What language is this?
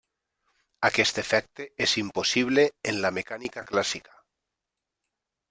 Catalan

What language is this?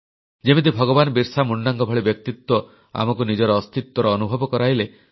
Odia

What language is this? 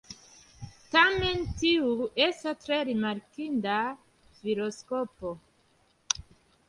Esperanto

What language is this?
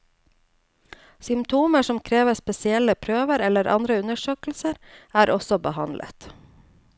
Norwegian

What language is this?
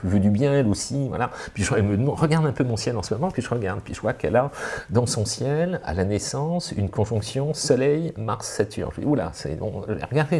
French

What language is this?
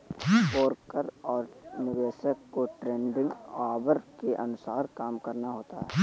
Hindi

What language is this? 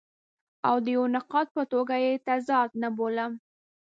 Pashto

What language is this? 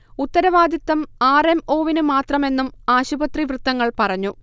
Malayalam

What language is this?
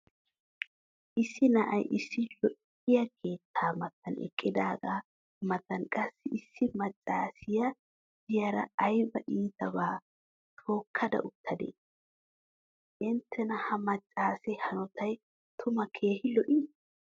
Wolaytta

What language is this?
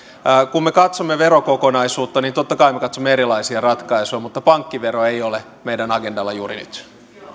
Finnish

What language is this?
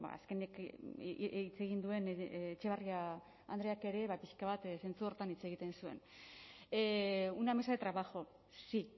Basque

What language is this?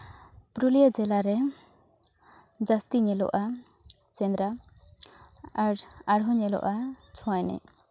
Santali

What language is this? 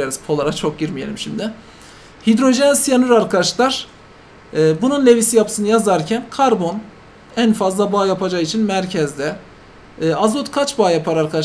Turkish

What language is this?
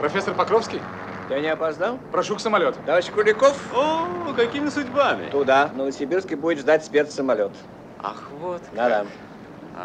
Russian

